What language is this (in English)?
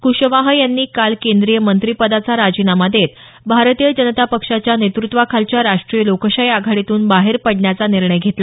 Marathi